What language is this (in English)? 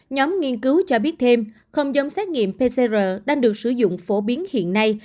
Vietnamese